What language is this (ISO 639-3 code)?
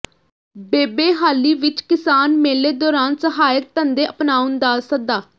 pan